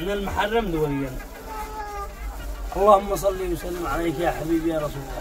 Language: Arabic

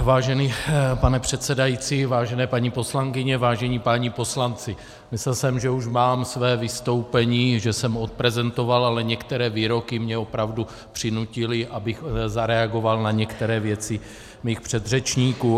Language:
Czech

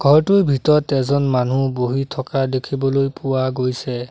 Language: Assamese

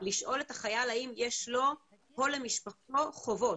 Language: Hebrew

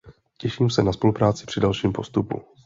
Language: Czech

